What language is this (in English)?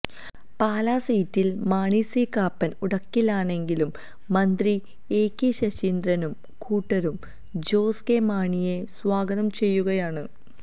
Malayalam